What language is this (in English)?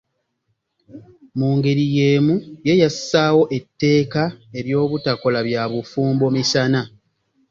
Ganda